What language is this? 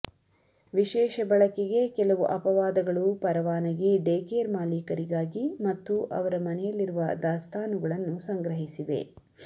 Kannada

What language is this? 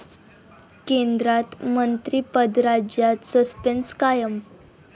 Marathi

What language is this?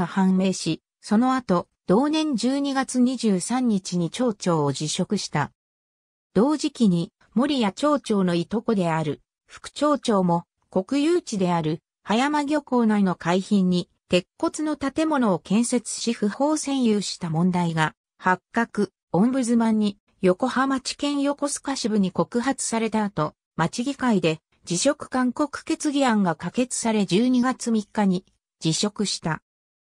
Japanese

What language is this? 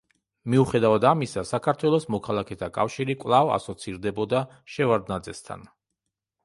Georgian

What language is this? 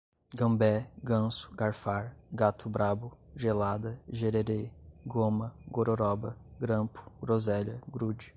Portuguese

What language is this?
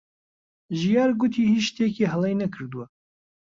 Central Kurdish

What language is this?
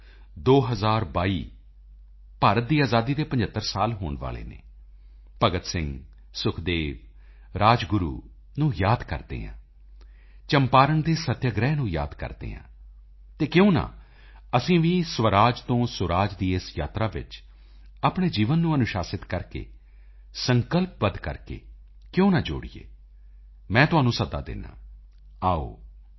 Punjabi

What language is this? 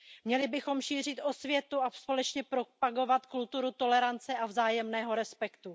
Czech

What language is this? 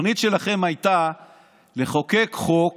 Hebrew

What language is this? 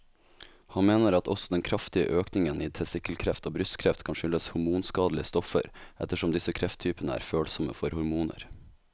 Norwegian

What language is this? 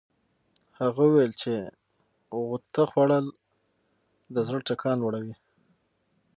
Pashto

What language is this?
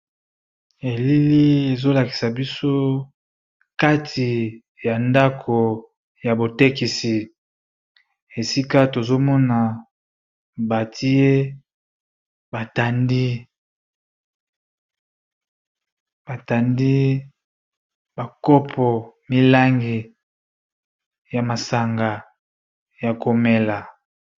Lingala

